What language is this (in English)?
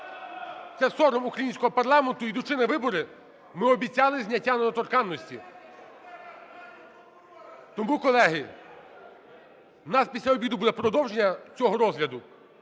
Ukrainian